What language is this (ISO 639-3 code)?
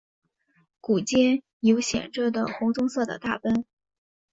zho